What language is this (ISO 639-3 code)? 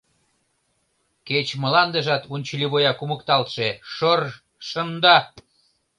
chm